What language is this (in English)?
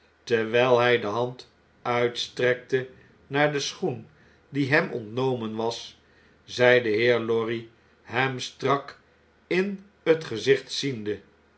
Dutch